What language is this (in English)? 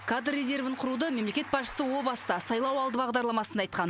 Kazakh